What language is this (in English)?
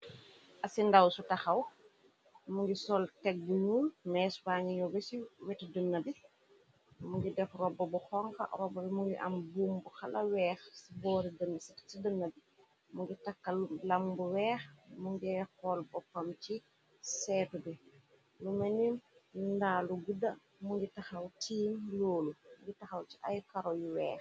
Wolof